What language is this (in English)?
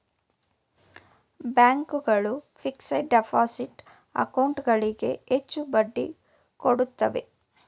Kannada